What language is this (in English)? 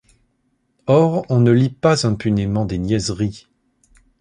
French